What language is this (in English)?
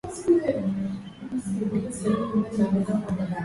Swahili